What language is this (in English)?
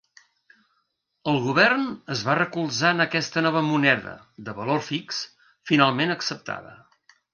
Catalan